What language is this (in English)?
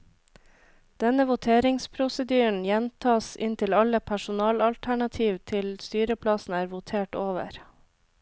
Norwegian